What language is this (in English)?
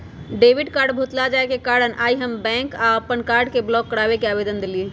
Magahi